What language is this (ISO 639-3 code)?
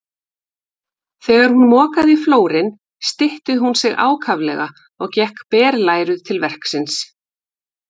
isl